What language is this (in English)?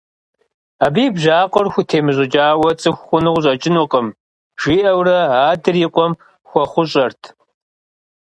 Kabardian